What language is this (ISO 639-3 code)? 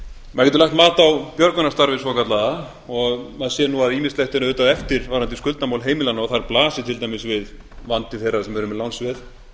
isl